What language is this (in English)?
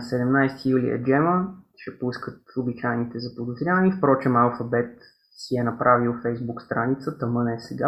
Bulgarian